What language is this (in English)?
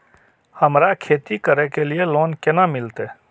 Maithili